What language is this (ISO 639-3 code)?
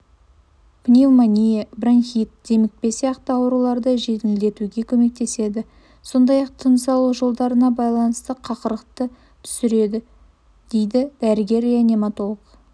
kaz